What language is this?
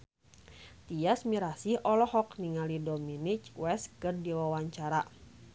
Sundanese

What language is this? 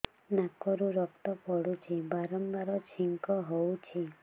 Odia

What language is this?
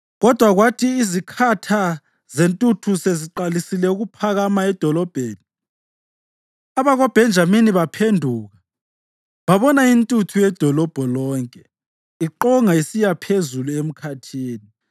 North Ndebele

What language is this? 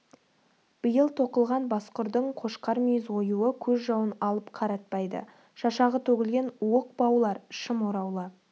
Kazakh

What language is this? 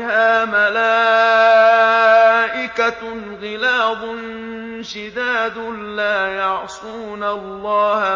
Arabic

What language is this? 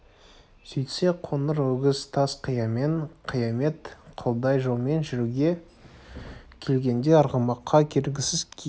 Kazakh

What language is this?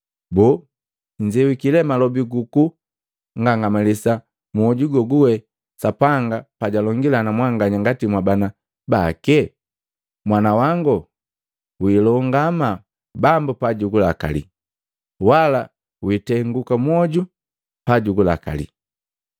Matengo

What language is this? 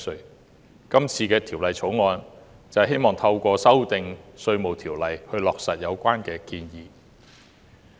Cantonese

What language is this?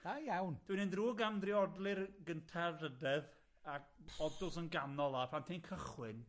Welsh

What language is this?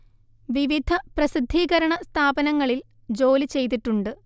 Malayalam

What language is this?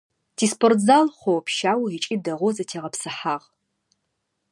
Adyghe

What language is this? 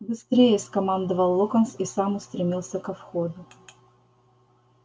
Russian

